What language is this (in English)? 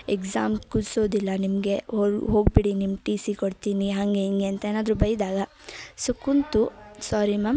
Kannada